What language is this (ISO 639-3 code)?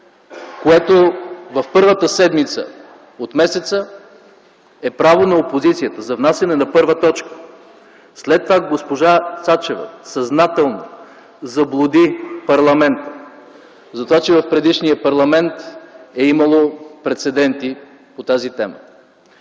bul